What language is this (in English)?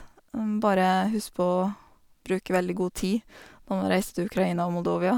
Norwegian